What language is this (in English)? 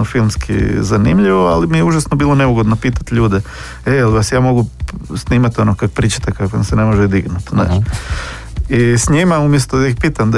Croatian